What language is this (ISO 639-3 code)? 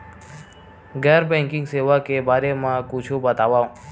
hne